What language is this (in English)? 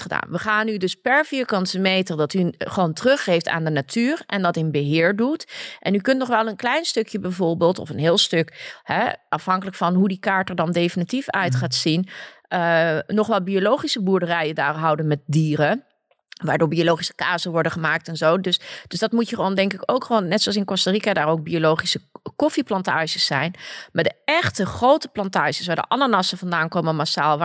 Dutch